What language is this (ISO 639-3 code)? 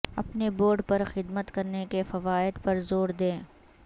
urd